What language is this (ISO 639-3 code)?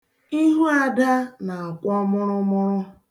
ibo